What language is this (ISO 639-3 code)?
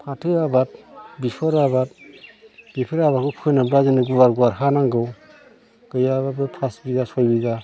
brx